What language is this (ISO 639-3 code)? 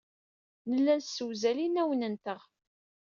kab